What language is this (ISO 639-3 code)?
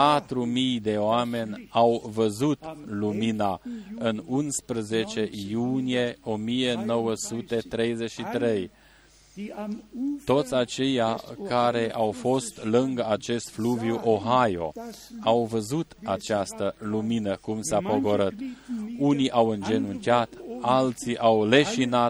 ron